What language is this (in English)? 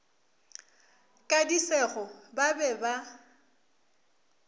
Northern Sotho